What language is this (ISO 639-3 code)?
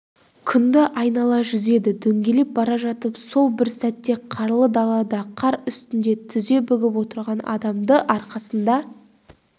kaz